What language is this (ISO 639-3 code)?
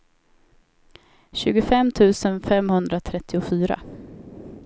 swe